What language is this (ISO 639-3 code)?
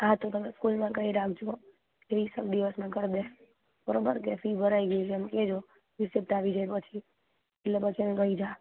guj